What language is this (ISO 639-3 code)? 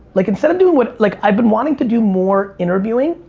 eng